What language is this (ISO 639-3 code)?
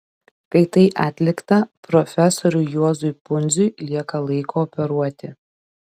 lit